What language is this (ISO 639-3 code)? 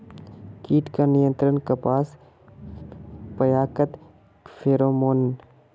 mag